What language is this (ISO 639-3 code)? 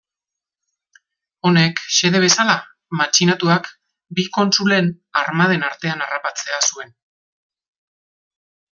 eus